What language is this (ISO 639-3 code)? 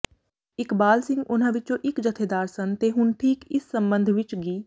pan